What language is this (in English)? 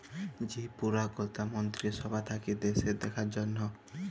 Bangla